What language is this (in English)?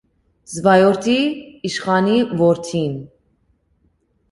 Armenian